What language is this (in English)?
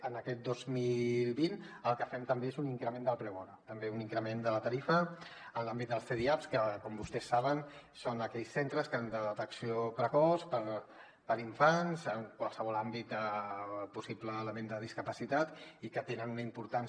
Catalan